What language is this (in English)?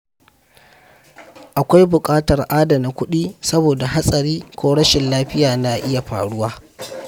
Hausa